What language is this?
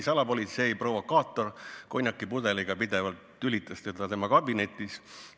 Estonian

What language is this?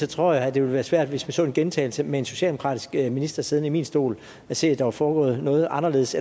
Danish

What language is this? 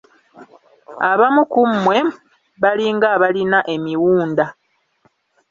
Ganda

